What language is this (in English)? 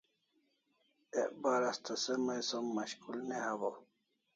Kalasha